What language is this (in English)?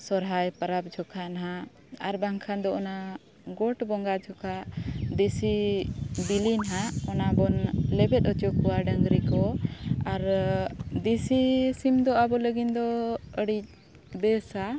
Santali